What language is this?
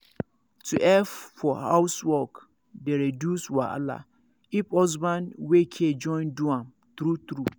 Nigerian Pidgin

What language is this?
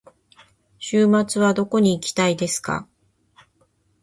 Japanese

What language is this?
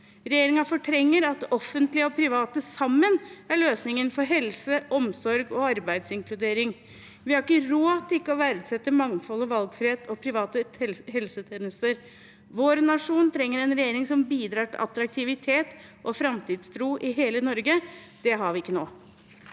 Norwegian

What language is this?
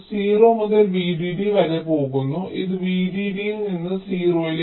Malayalam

